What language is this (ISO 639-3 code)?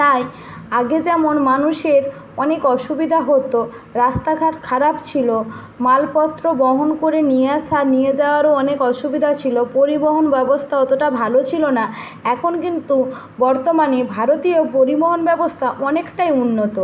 ben